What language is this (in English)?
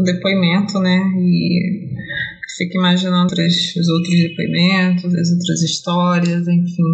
Portuguese